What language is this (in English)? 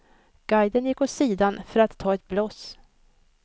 Swedish